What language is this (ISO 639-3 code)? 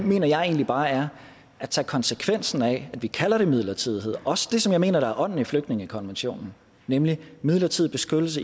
dan